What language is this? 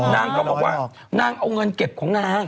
Thai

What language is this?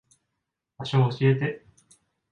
Japanese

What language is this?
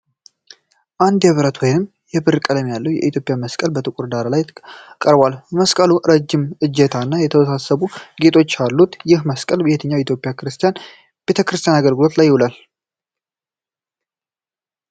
Amharic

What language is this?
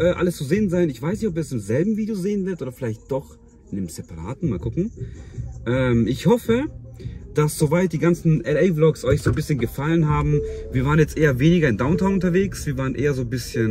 German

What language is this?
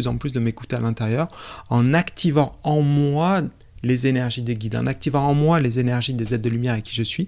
French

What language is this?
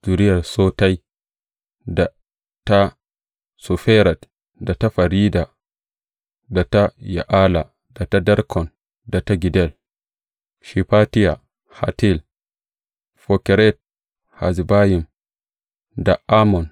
Hausa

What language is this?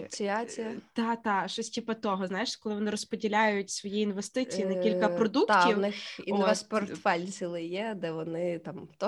Ukrainian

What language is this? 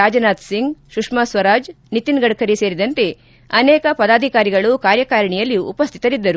Kannada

